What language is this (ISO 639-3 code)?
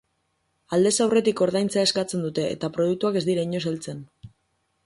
eus